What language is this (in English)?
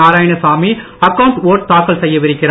Tamil